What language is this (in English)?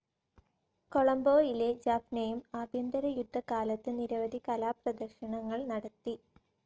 Malayalam